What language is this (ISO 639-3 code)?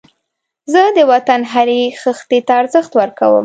pus